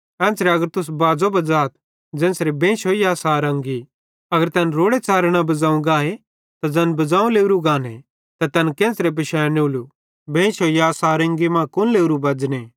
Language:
Bhadrawahi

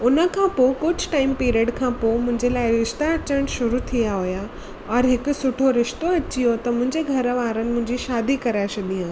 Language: Sindhi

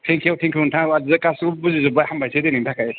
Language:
Bodo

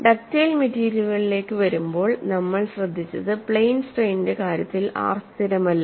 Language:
Malayalam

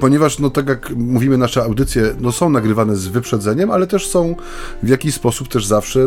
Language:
Polish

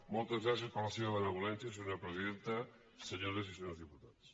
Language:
Catalan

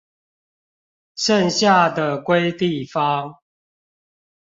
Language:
Chinese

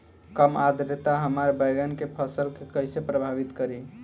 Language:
Bhojpuri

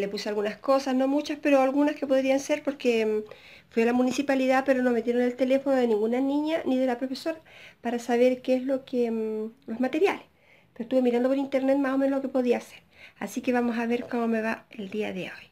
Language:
Spanish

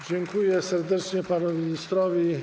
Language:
Polish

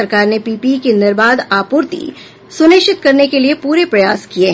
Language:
Hindi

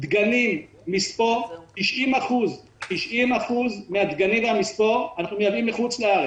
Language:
Hebrew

